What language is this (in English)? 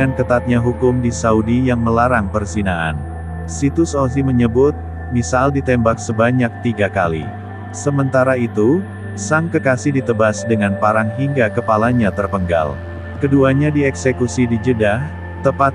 Indonesian